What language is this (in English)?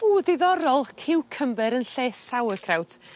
Welsh